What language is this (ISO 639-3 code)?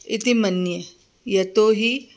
san